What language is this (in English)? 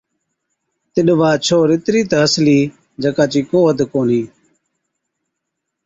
Od